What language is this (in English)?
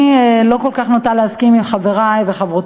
Hebrew